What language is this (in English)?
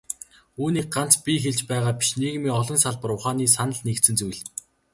Mongolian